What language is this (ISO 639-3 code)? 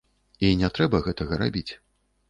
bel